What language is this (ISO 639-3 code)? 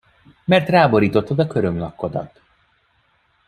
hun